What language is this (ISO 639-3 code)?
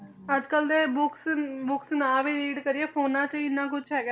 pan